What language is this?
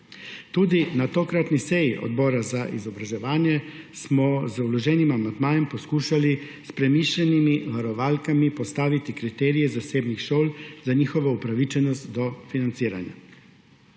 Slovenian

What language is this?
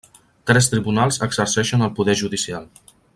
Catalan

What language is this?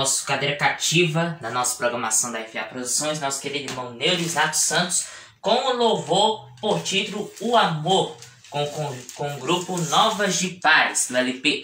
Portuguese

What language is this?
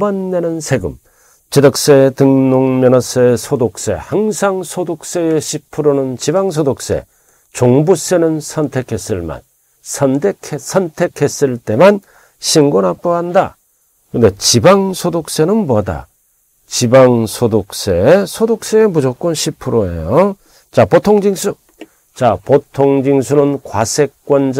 Korean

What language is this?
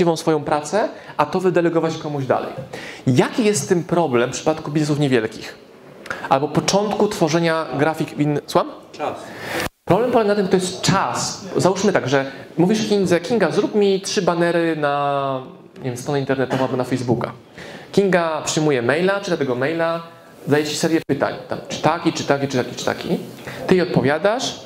Polish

